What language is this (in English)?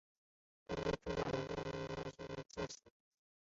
Chinese